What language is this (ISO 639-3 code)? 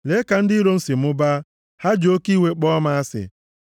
ibo